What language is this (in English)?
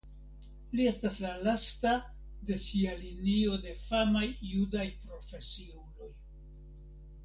Esperanto